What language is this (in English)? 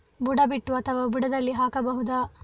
Kannada